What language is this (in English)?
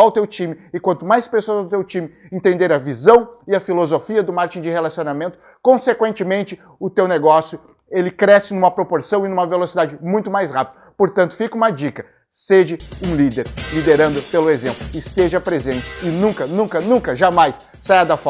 Portuguese